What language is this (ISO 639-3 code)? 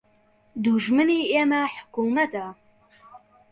ckb